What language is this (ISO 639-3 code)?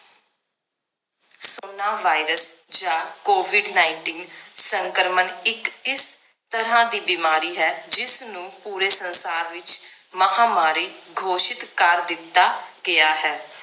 pan